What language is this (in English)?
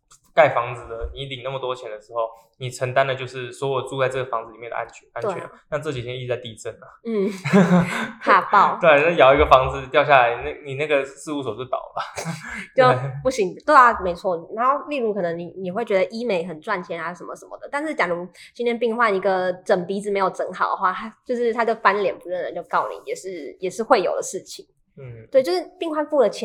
Chinese